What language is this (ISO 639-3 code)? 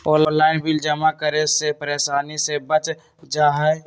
mag